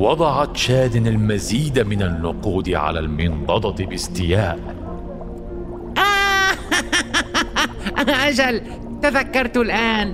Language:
Arabic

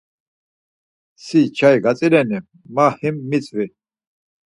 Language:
Laz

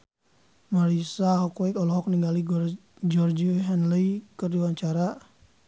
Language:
Sundanese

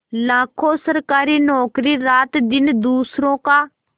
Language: Hindi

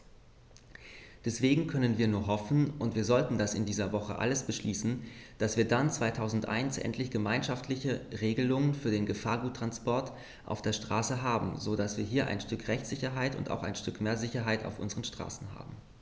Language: German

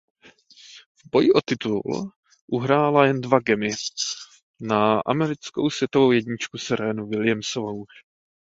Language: Czech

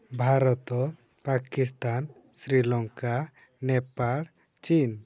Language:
Odia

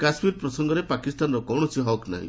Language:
Odia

